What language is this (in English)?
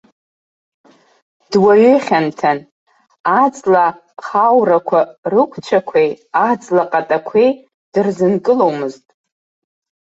Abkhazian